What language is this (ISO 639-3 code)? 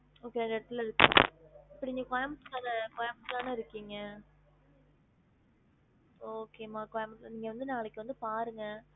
tam